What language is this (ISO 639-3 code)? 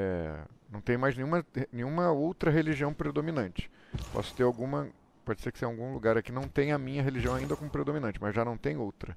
por